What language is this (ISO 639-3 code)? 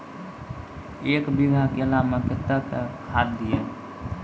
mai